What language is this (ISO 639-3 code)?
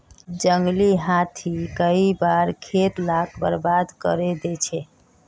mag